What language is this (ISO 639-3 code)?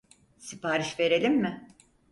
tur